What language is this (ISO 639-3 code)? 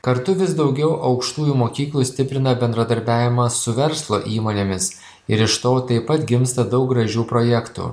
lit